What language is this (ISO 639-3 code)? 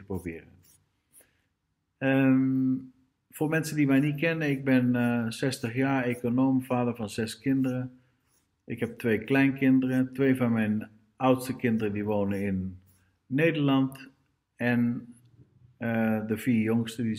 nld